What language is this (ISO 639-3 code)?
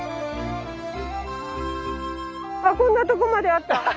jpn